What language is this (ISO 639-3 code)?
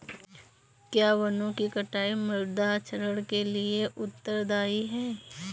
hin